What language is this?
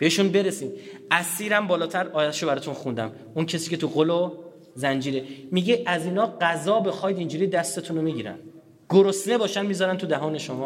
Persian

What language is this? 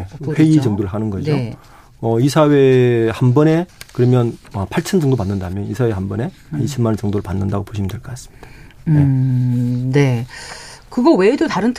Korean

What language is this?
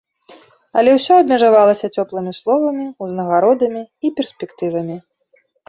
Belarusian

